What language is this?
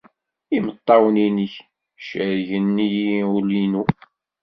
Kabyle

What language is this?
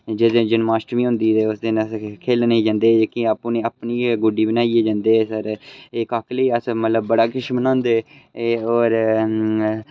Dogri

